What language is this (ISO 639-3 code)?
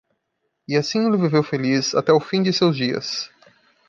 por